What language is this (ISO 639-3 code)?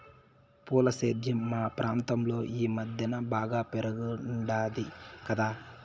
tel